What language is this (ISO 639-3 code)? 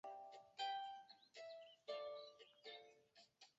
zho